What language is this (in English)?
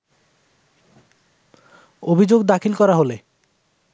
Bangla